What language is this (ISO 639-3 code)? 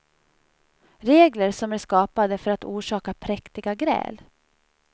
swe